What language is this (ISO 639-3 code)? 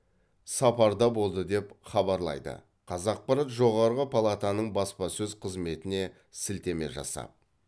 kaz